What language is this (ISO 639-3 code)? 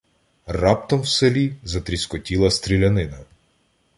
ukr